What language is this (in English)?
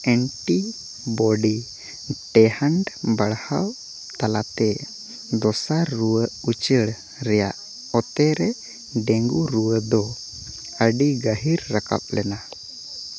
Santali